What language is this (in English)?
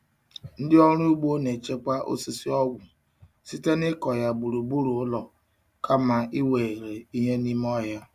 Igbo